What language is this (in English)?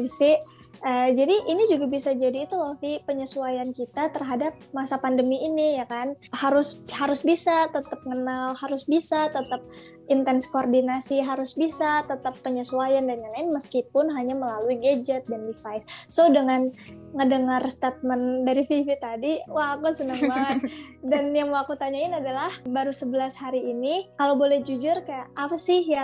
Indonesian